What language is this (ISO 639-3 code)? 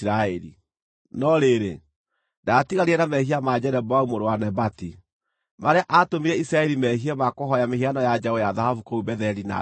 kik